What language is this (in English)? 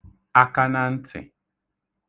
Igbo